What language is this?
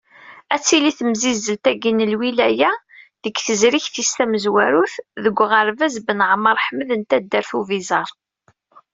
Kabyle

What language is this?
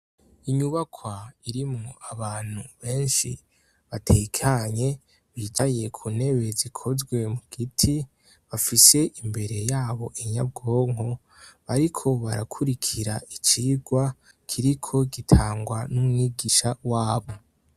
Rundi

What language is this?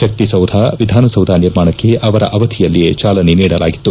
Kannada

